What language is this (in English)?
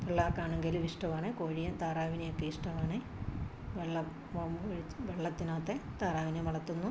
Malayalam